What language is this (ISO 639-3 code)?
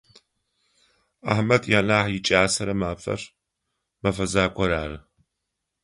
ady